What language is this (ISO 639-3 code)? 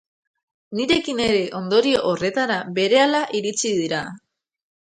eus